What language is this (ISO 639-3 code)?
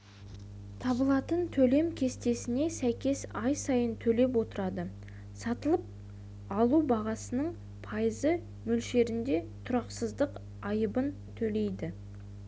kaz